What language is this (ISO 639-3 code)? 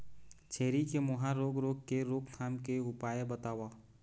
hne